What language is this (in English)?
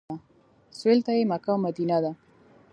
Pashto